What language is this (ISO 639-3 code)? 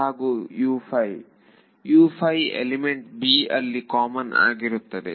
kan